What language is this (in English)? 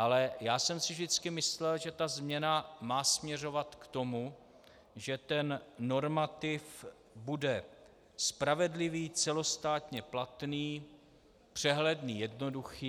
Czech